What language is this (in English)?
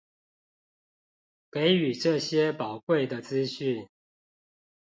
Chinese